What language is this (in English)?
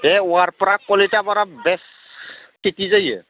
Bodo